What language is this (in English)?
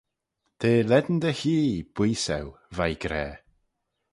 Manx